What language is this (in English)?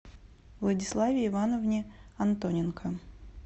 Russian